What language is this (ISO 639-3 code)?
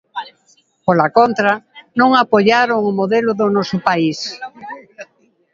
glg